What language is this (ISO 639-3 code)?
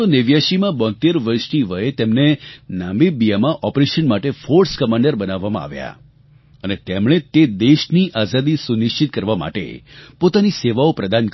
guj